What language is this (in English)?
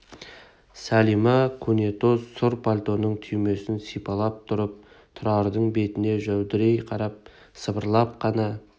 Kazakh